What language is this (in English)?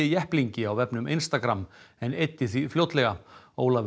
Icelandic